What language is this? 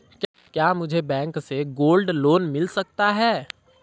Hindi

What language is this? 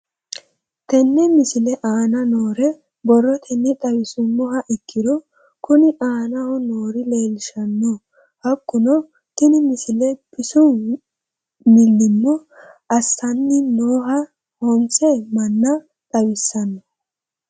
Sidamo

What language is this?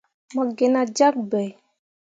Mundang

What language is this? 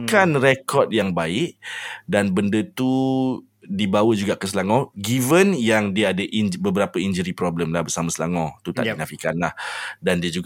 Malay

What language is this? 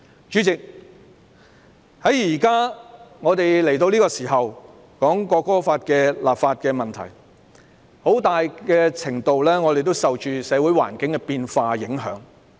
Cantonese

